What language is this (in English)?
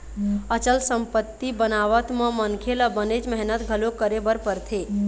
Chhattisgarhi